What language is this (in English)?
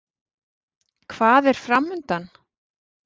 Icelandic